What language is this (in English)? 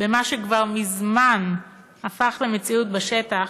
Hebrew